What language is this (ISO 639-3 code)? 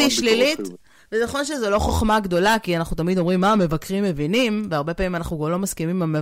heb